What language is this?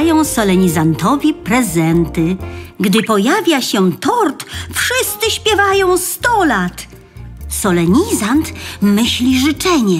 Polish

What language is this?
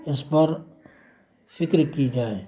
Urdu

